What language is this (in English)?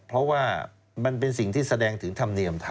Thai